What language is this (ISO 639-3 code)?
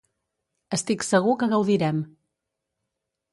cat